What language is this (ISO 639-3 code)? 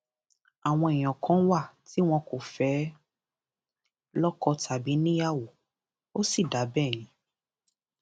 yor